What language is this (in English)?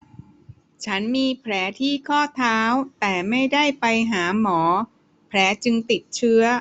Thai